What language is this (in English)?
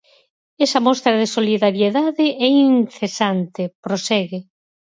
Galician